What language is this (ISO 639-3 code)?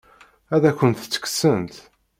kab